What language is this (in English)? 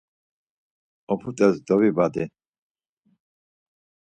Laz